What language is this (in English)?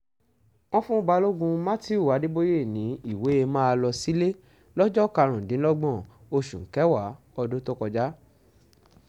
Yoruba